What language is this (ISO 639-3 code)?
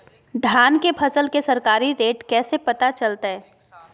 mag